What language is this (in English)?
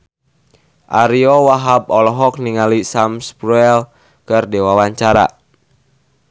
Sundanese